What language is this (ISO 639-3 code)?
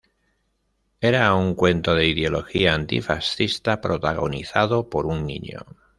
spa